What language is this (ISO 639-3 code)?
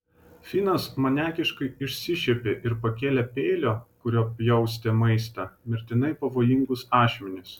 lit